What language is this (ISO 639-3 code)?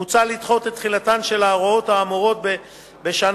heb